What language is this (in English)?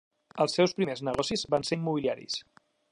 Catalan